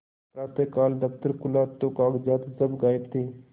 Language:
Hindi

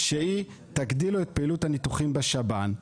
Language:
Hebrew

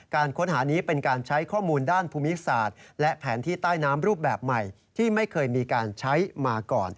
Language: Thai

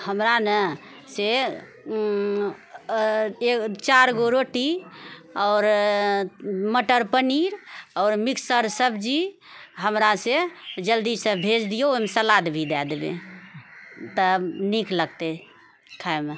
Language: Maithili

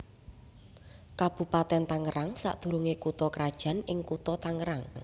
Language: Javanese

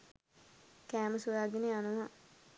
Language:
Sinhala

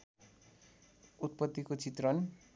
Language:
Nepali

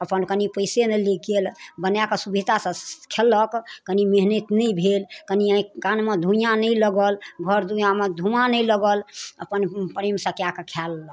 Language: Maithili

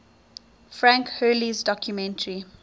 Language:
English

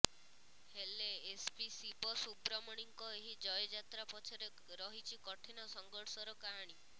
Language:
Odia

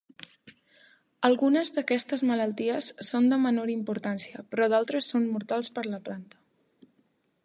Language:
Catalan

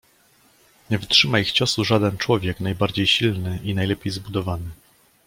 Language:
Polish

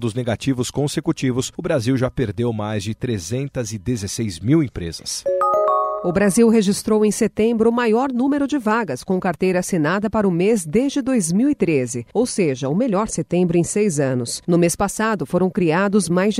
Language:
Portuguese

